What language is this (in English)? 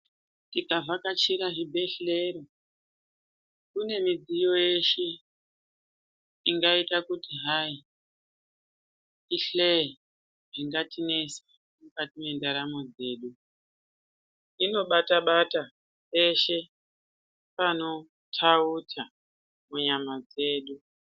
Ndau